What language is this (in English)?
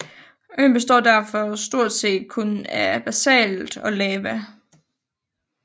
Danish